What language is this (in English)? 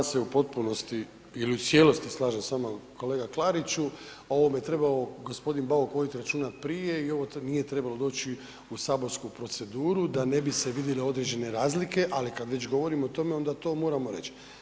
Croatian